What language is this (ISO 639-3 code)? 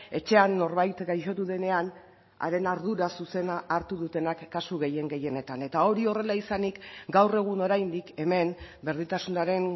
eus